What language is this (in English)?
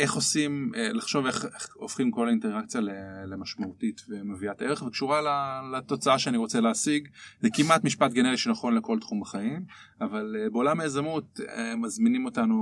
Hebrew